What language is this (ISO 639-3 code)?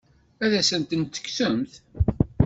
kab